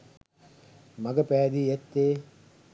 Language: Sinhala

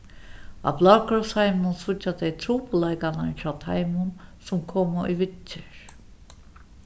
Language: Faroese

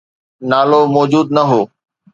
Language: Sindhi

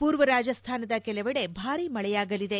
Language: Kannada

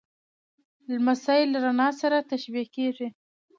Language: Pashto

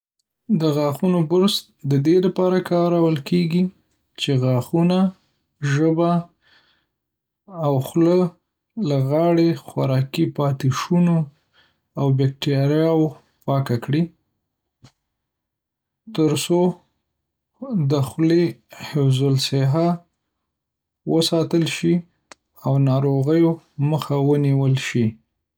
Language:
Pashto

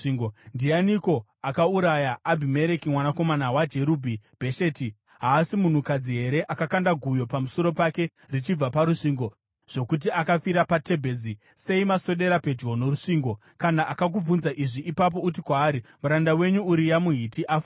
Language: Shona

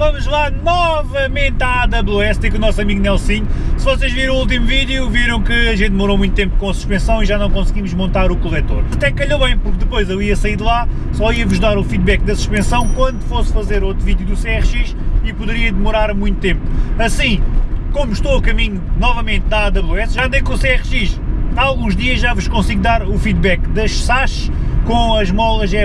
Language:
Portuguese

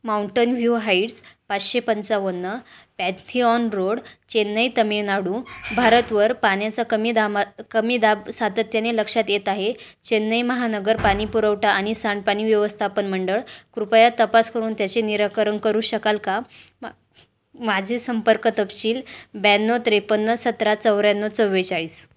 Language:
Marathi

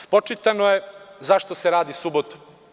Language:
Serbian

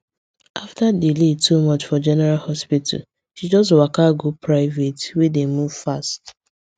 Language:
Nigerian Pidgin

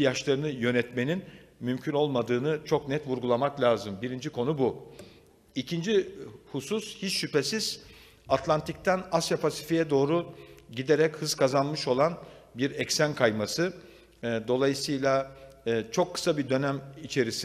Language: Turkish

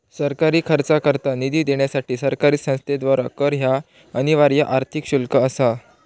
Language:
Marathi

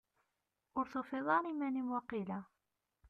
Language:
Kabyle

